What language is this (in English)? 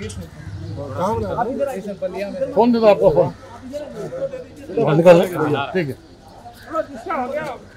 Turkish